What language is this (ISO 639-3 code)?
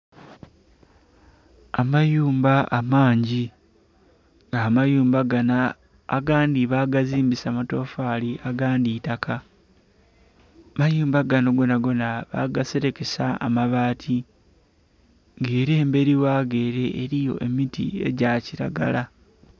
xog